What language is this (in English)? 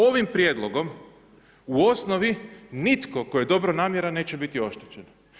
Croatian